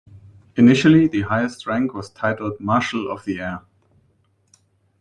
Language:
English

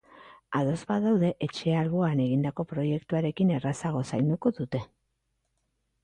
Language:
Basque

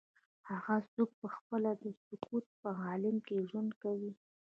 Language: Pashto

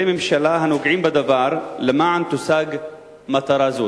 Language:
Hebrew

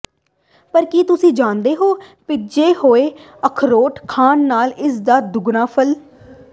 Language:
Punjabi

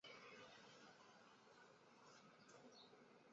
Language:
Chinese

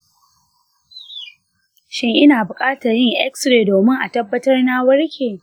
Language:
Hausa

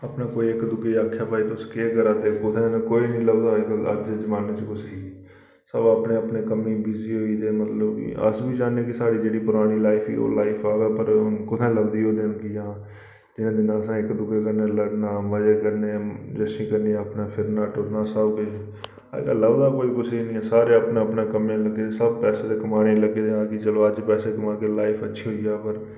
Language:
Dogri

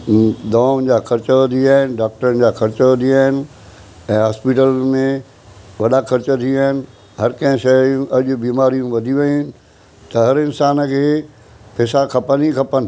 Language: Sindhi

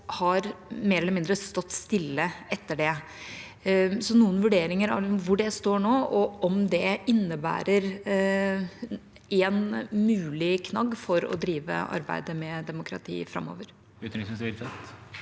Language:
Norwegian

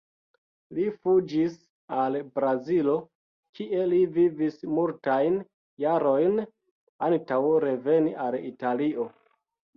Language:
Esperanto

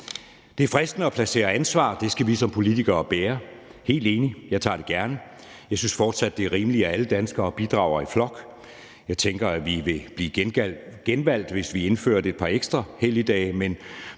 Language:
Danish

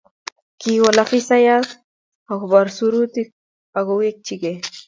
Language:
Kalenjin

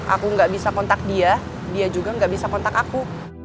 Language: Indonesian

